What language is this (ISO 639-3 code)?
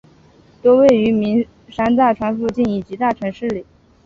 zho